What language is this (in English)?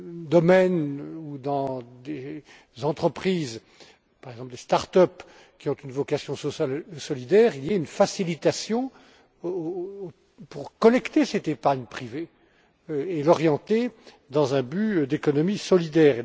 French